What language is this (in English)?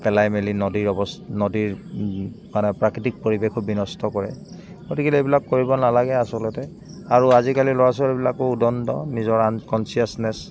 Assamese